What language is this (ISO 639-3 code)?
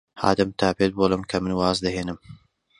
ckb